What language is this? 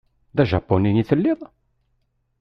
Kabyle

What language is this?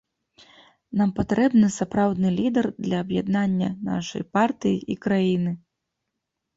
Belarusian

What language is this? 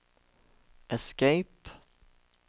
Norwegian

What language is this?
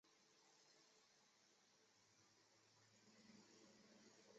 Chinese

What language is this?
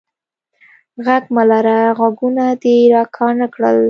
Pashto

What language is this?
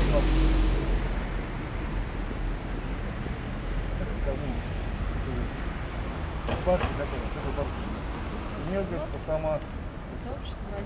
Russian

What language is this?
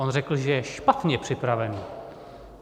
Czech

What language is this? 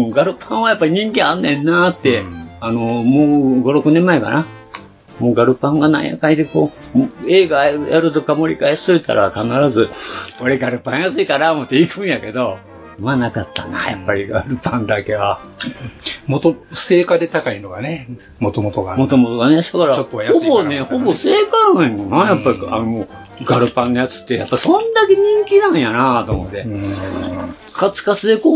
Japanese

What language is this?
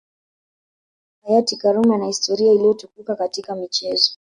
Swahili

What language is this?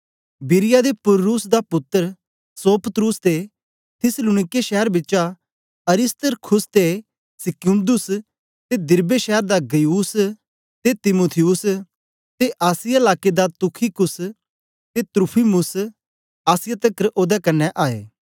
Dogri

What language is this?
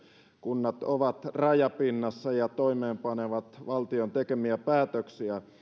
Finnish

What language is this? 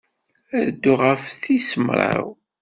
Kabyle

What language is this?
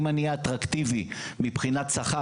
Hebrew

